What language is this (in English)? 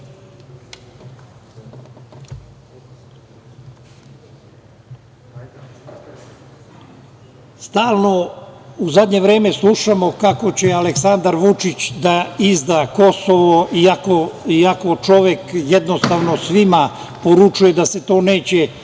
Serbian